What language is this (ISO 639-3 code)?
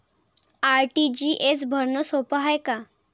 mar